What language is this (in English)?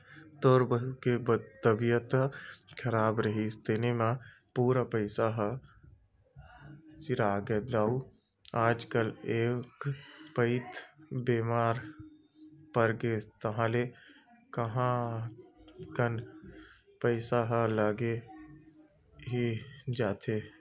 Chhattisgarhi